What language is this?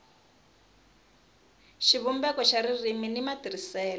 Tsonga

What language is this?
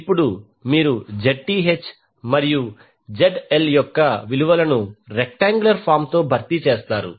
Telugu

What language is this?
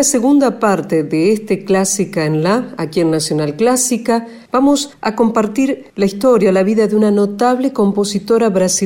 Spanish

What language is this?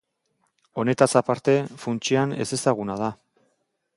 Basque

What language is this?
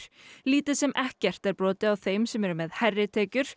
Icelandic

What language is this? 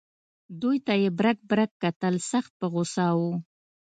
Pashto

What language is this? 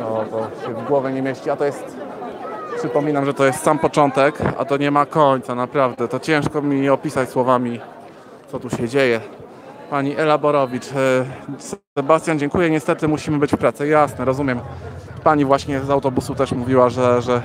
Polish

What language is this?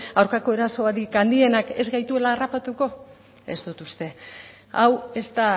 Basque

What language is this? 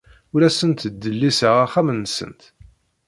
Kabyle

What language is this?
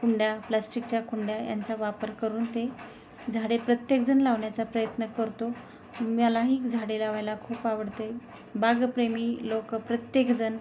Marathi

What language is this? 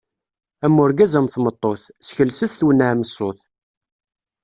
Kabyle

